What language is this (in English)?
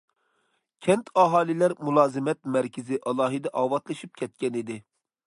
Uyghur